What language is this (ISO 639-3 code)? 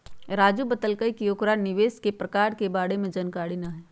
mag